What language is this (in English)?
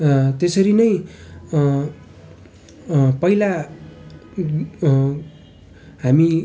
Nepali